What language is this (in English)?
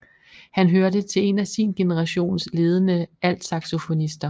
Danish